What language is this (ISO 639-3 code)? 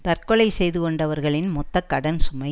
tam